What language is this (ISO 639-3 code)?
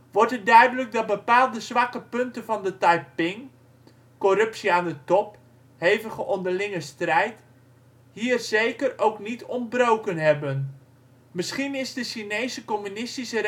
nld